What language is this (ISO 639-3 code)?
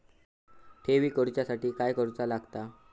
mar